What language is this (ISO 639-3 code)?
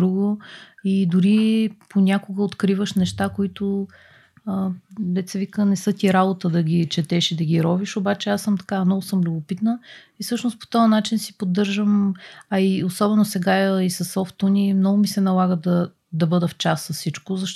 bul